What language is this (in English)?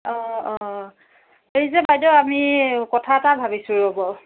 Assamese